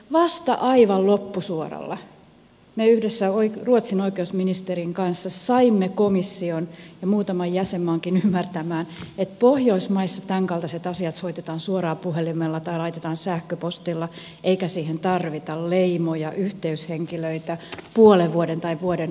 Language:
Finnish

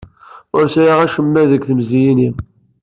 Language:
Kabyle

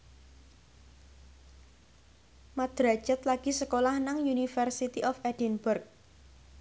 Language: Javanese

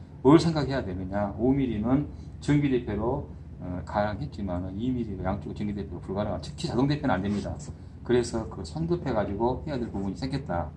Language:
Korean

